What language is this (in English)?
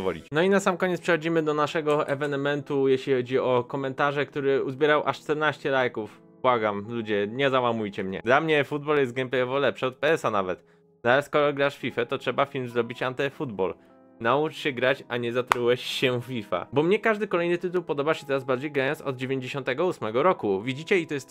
Polish